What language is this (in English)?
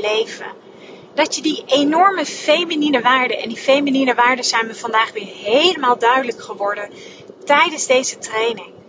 Dutch